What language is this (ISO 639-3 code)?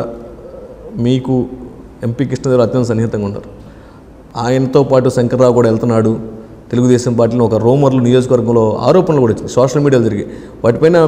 tel